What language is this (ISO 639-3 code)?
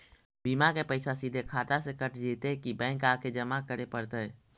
mag